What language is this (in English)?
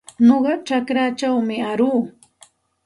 Santa Ana de Tusi Pasco Quechua